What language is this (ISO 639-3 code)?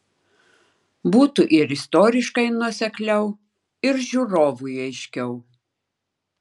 lit